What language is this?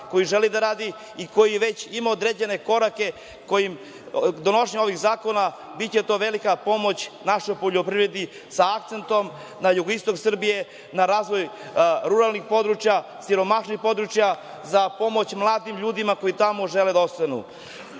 Serbian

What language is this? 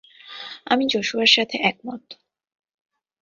Bangla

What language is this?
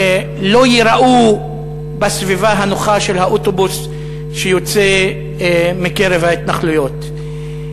Hebrew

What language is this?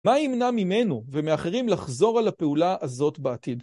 Hebrew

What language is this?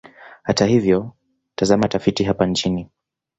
Swahili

